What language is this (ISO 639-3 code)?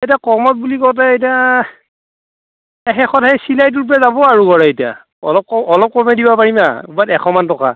asm